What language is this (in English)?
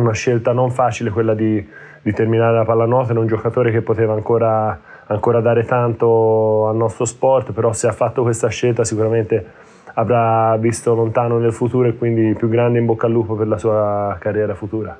Italian